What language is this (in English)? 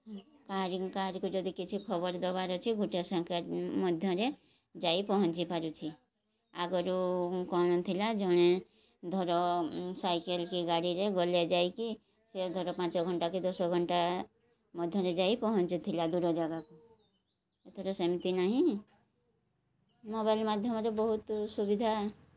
Odia